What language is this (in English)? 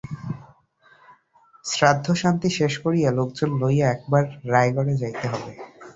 Bangla